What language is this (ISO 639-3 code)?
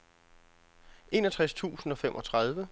dan